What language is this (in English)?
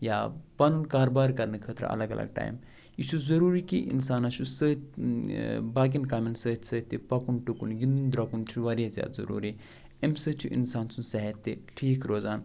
Kashmiri